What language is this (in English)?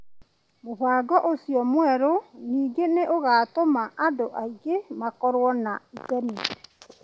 Kikuyu